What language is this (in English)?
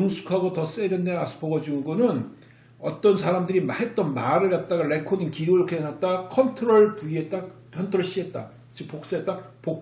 Korean